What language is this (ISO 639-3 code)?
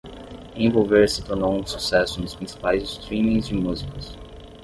por